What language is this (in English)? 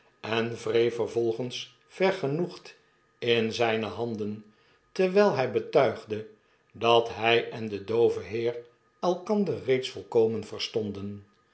Dutch